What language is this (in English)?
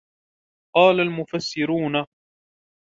Arabic